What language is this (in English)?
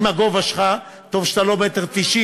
Hebrew